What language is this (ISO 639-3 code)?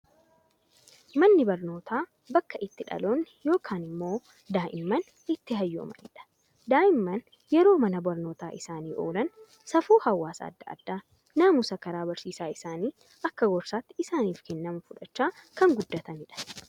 orm